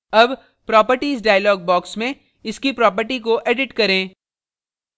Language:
Hindi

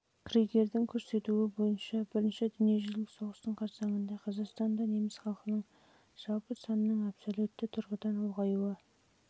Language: Kazakh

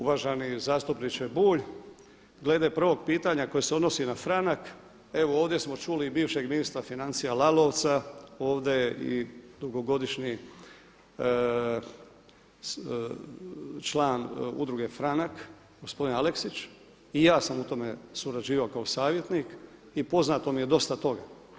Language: Croatian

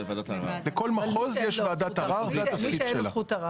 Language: Hebrew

